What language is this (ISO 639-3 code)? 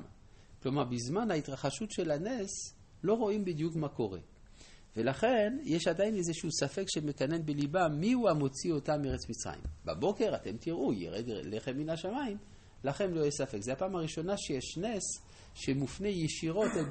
heb